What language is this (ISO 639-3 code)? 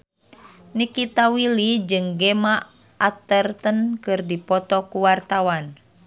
sun